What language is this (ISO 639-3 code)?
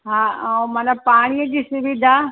snd